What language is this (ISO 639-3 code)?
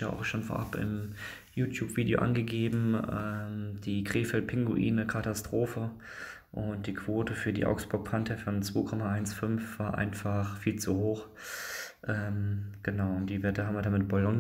deu